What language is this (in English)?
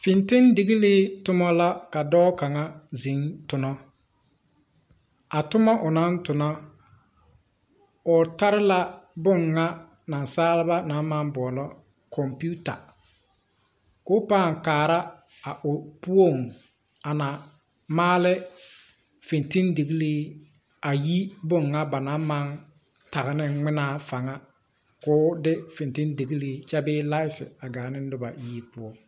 Southern Dagaare